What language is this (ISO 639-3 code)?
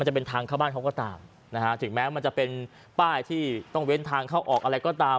tha